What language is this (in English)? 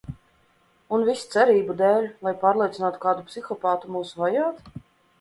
Latvian